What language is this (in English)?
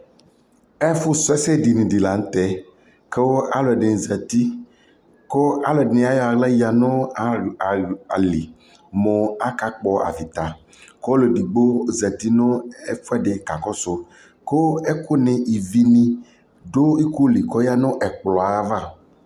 Ikposo